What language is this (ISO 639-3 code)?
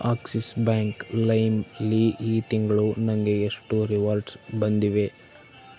kan